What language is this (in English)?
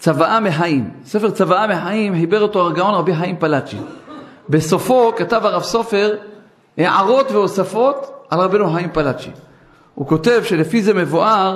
Hebrew